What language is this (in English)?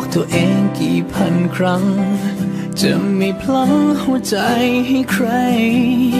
Thai